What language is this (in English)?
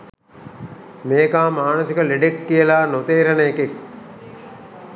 Sinhala